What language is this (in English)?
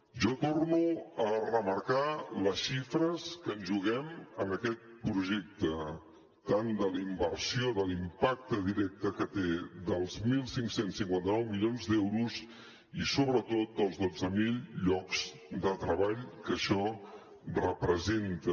Catalan